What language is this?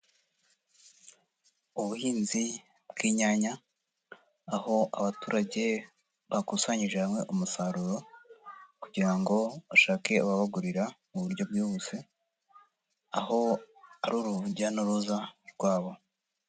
Kinyarwanda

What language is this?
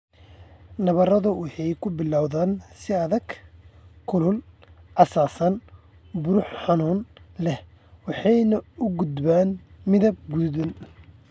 Somali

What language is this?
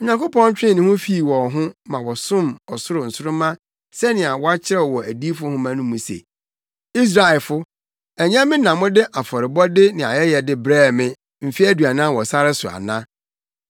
Akan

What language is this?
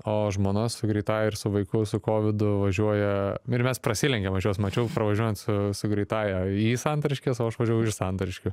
Lithuanian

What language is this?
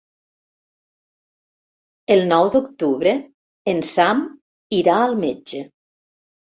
Catalan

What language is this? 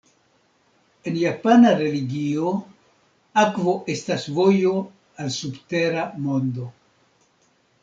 Esperanto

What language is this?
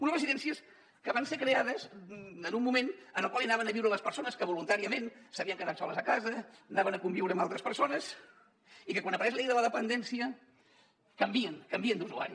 Catalan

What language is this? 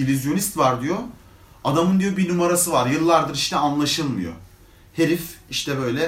Turkish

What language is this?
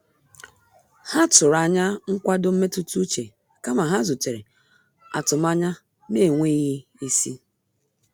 Igbo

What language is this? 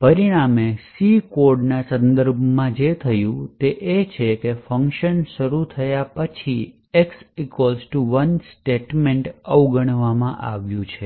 Gujarati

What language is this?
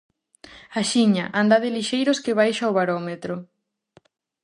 Galician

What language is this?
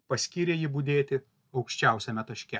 Lithuanian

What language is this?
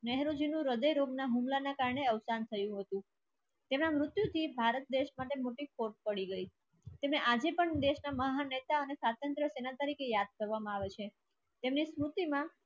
Gujarati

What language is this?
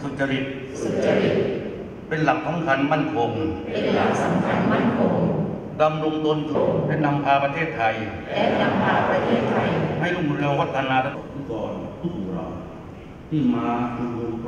Thai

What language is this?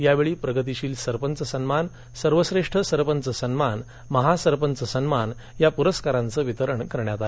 Marathi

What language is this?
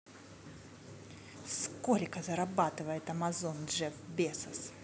Russian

